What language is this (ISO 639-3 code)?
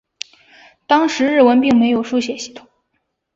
zho